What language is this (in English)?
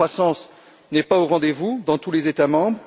French